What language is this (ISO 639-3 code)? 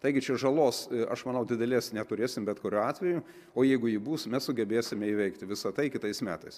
lit